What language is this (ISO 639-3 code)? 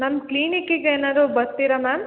kan